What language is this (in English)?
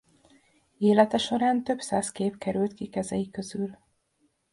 Hungarian